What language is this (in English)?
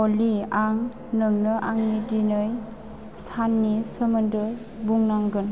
Bodo